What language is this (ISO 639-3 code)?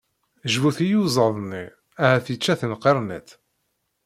kab